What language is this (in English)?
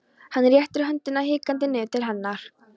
Icelandic